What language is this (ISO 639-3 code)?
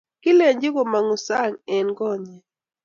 kln